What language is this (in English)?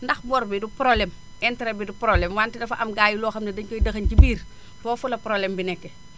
Wolof